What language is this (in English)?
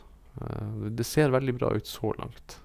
Norwegian